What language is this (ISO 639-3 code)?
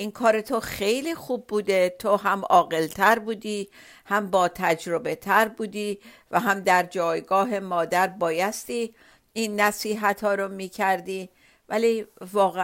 fas